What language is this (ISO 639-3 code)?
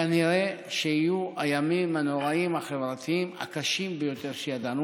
heb